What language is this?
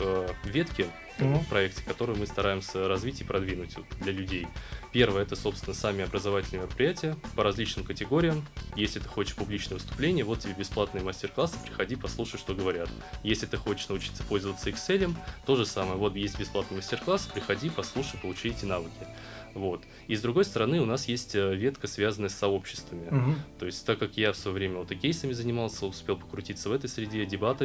Russian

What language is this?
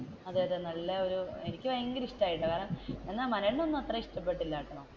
Malayalam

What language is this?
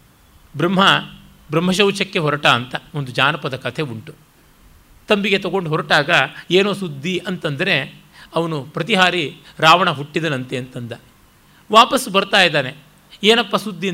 Kannada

